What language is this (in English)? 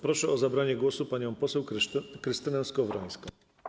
Polish